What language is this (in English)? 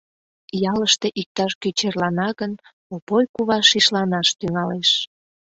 Mari